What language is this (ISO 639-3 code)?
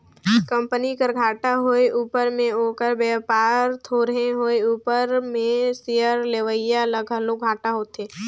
hne